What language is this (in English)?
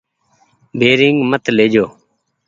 Goaria